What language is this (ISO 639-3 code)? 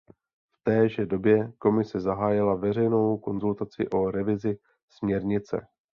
ces